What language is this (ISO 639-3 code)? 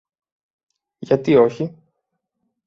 ell